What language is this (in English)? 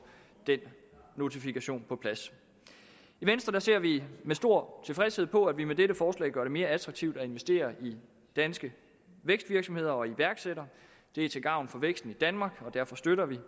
Danish